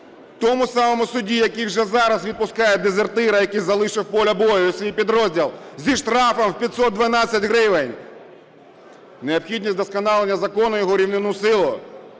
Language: Ukrainian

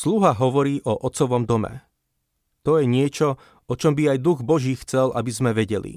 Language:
Slovak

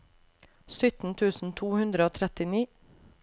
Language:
Norwegian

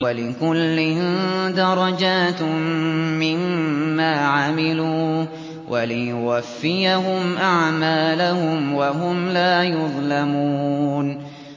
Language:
Arabic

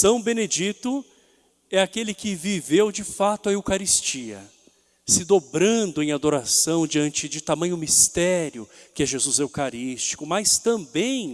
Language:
Portuguese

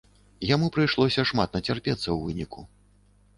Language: Belarusian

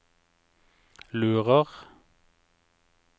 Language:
Norwegian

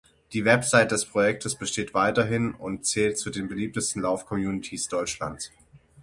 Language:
German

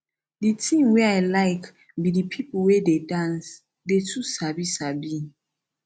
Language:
Nigerian Pidgin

